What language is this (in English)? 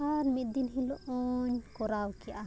Santali